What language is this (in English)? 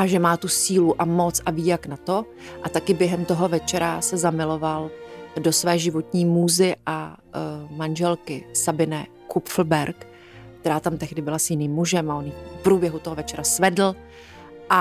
Czech